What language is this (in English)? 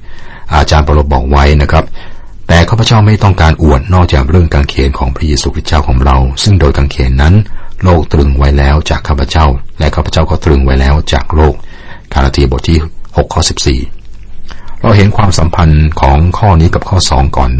Thai